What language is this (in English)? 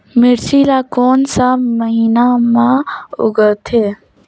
Chhattisgarhi